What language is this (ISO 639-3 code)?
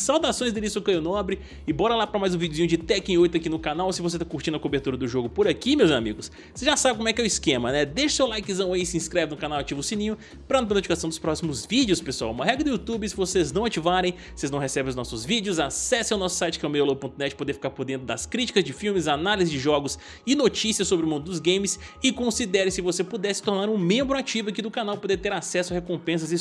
por